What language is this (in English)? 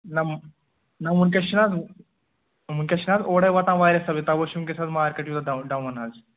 Kashmiri